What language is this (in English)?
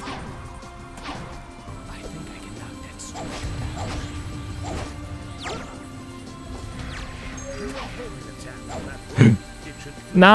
German